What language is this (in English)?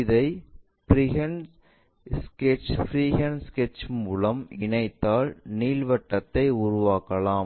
Tamil